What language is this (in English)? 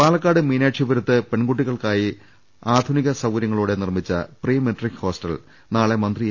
Malayalam